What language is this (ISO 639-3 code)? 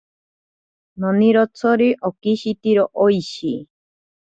prq